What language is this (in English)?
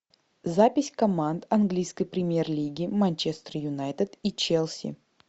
Russian